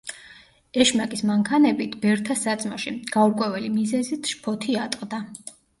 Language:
Georgian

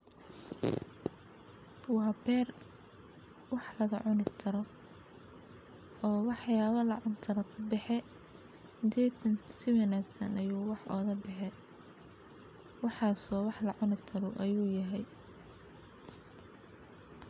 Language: Somali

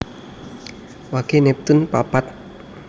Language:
Javanese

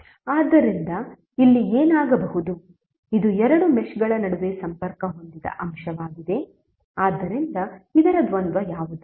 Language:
Kannada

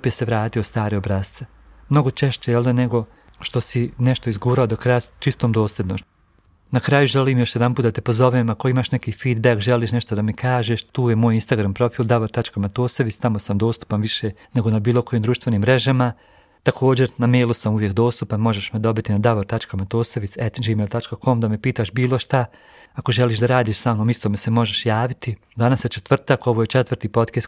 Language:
Croatian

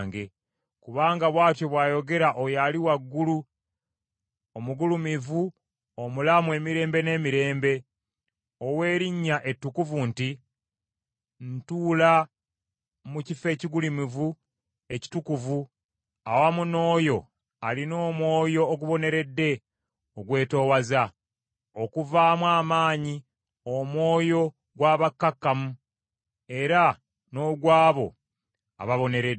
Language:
Ganda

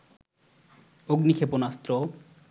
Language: Bangla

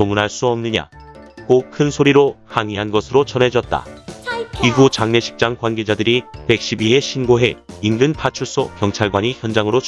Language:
Korean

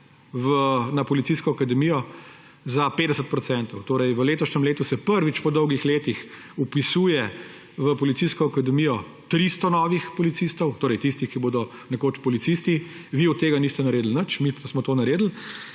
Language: Slovenian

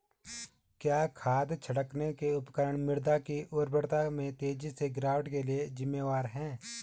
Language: Hindi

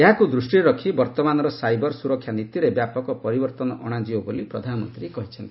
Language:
Odia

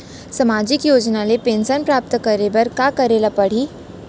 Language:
Chhattisgarhi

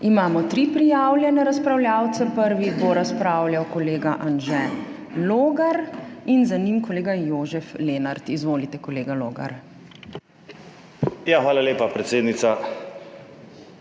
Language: Slovenian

